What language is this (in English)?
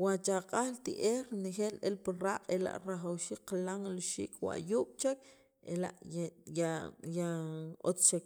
Sacapulteco